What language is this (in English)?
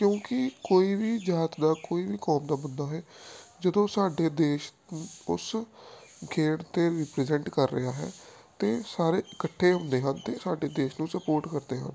Punjabi